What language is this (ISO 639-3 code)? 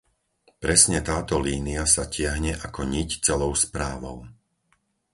slk